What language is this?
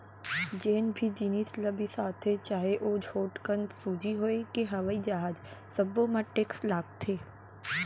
Chhattisgarhi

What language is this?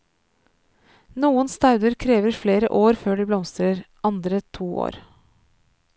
Norwegian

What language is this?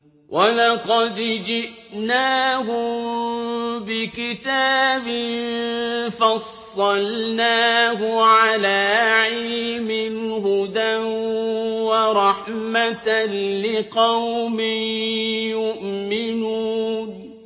Arabic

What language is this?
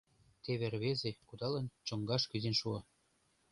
Mari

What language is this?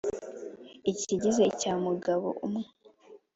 Kinyarwanda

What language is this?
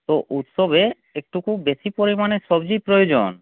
Bangla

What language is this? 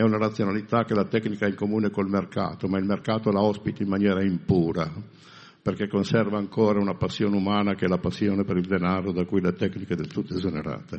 Italian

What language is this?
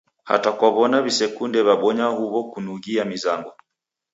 Taita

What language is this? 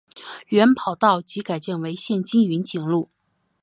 Chinese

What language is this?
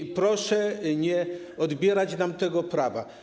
Polish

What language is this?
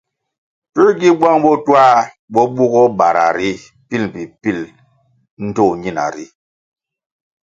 Kwasio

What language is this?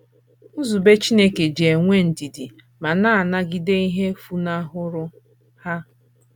Igbo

